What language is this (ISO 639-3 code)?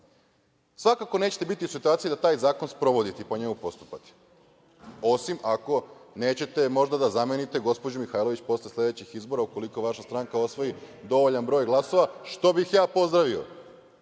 srp